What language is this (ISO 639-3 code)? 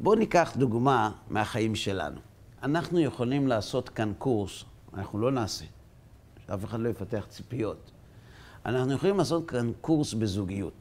heb